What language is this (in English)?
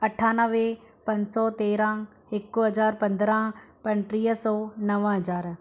Sindhi